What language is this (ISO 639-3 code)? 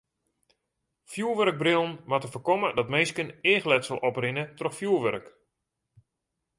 fry